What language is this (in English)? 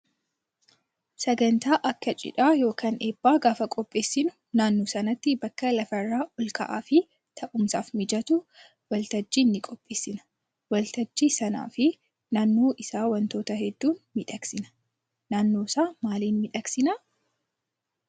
Oromo